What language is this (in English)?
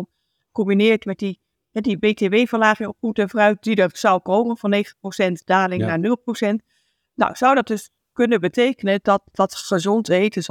Dutch